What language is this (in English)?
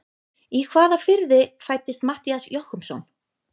Icelandic